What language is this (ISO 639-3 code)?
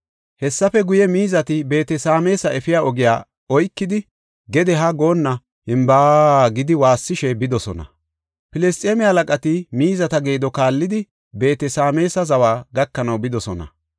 gof